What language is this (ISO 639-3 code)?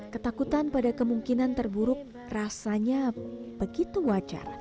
ind